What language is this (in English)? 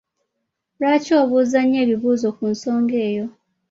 Ganda